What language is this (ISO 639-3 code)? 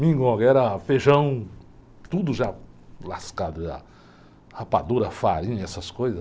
por